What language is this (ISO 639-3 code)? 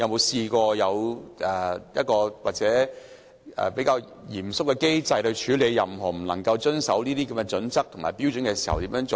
yue